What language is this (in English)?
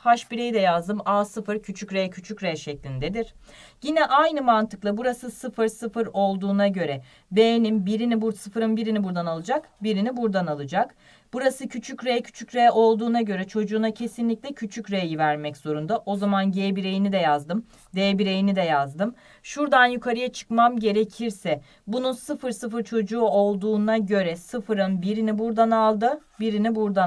Turkish